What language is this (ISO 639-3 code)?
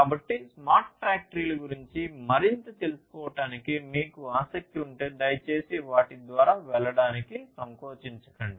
tel